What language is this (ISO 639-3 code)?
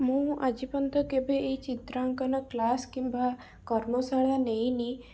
ori